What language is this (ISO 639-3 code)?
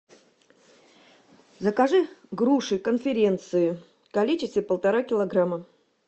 rus